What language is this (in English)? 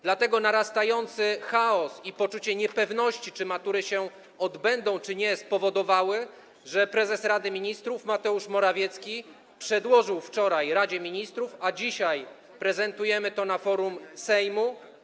Polish